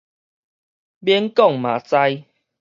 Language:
Min Nan Chinese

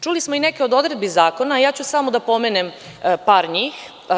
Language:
Serbian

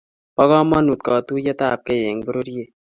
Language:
Kalenjin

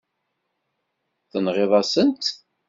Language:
Kabyle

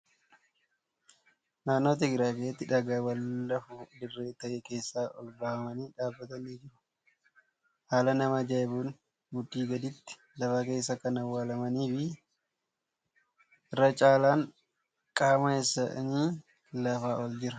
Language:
Oromo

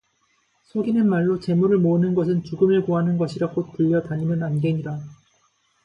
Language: Korean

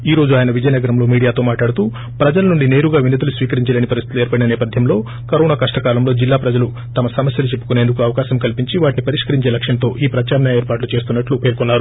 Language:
Telugu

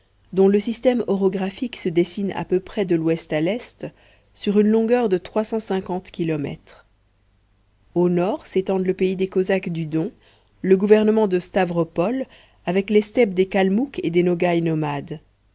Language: French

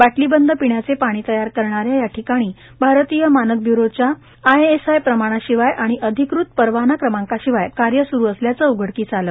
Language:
Marathi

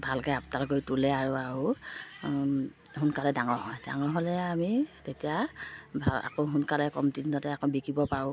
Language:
Assamese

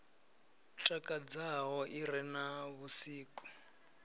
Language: Venda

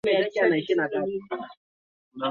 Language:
Swahili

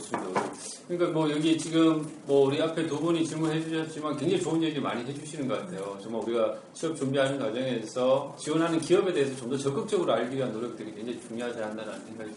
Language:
Korean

